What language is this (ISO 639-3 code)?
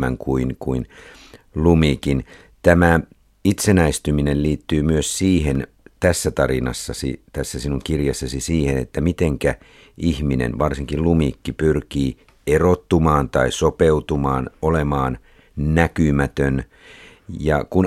fin